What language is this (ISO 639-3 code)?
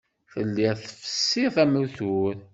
kab